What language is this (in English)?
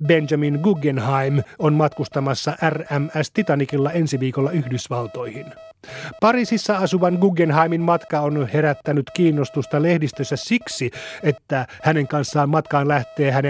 Finnish